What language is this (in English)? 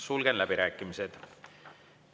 Estonian